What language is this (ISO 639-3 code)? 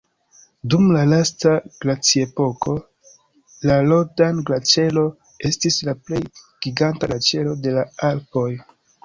epo